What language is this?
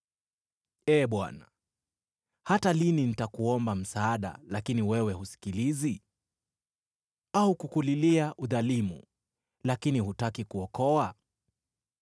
Swahili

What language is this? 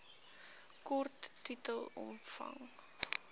Afrikaans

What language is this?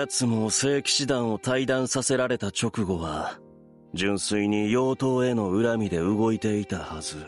Japanese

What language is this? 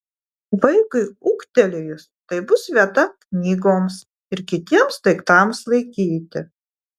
Lithuanian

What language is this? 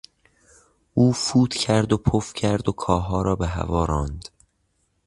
Persian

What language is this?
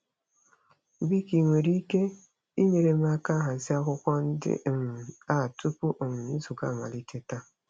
Igbo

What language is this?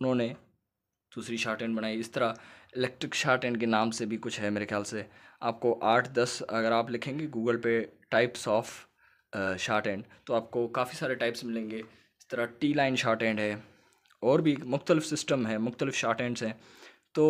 Hindi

